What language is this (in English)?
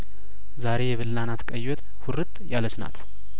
Amharic